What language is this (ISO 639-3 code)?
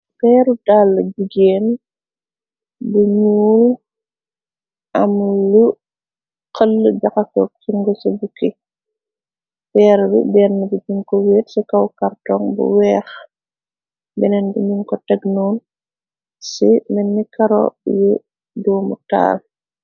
wol